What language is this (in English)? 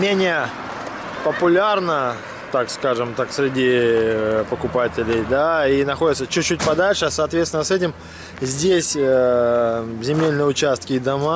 Russian